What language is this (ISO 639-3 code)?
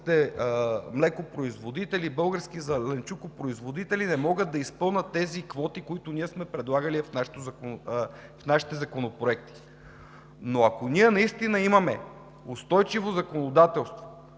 bul